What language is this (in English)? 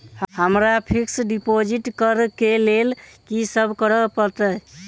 Maithili